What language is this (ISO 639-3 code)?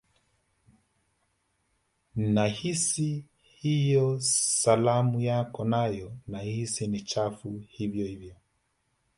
swa